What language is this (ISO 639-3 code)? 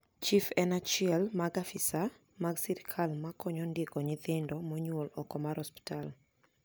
luo